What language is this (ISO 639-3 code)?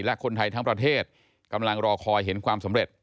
tha